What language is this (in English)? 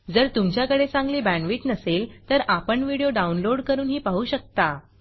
Marathi